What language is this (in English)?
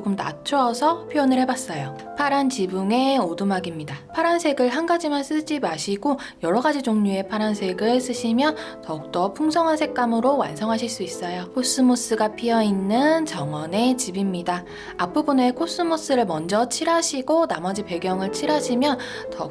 Korean